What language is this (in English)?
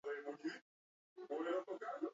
Basque